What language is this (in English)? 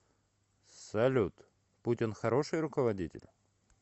Russian